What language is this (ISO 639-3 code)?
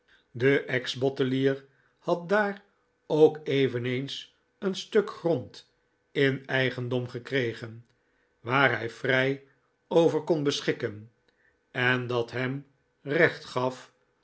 nld